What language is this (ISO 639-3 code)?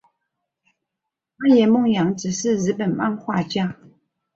zho